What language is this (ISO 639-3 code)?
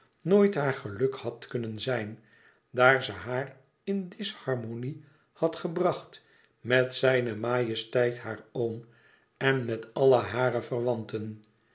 nld